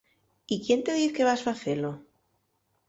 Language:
Asturian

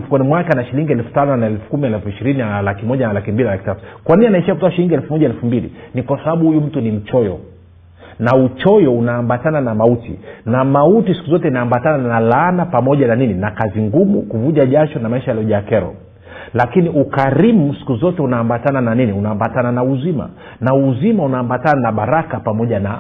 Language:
Swahili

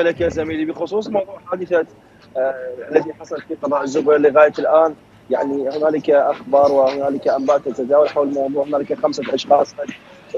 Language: Arabic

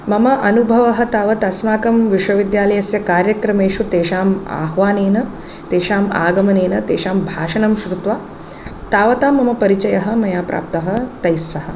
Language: Sanskrit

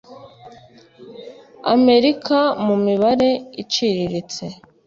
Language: Kinyarwanda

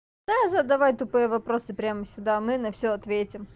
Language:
Russian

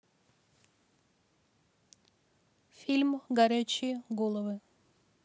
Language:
Russian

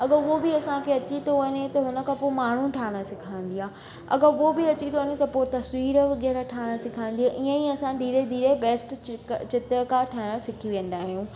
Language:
Sindhi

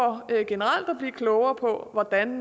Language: Danish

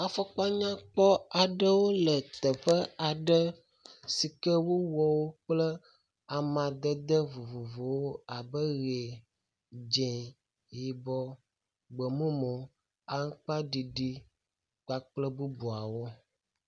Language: Ewe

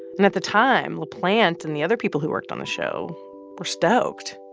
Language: English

